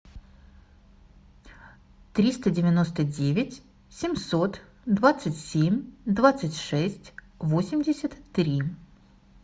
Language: Russian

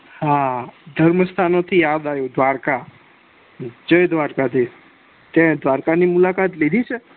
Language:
Gujarati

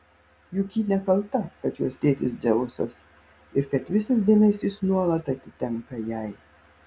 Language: Lithuanian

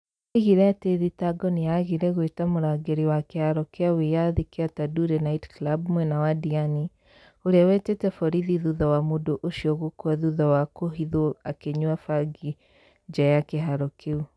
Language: Kikuyu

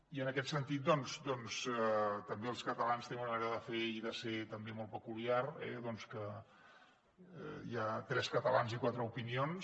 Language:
Catalan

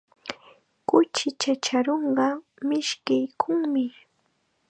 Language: Chiquián Ancash Quechua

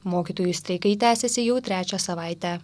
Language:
Lithuanian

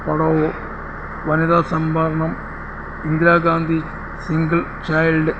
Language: Malayalam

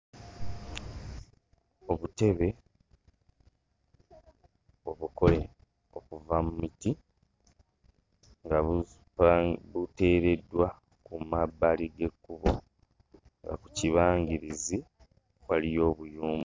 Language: Ganda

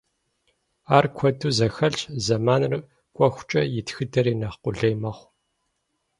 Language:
Kabardian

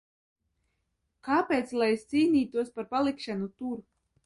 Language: Latvian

